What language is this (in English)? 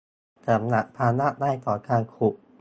Thai